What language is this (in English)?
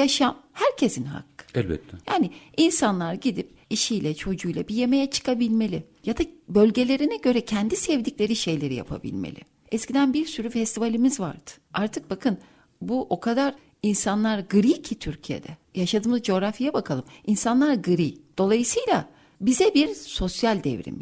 Turkish